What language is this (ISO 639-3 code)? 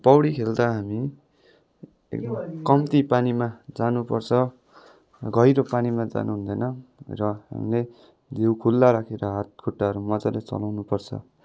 nep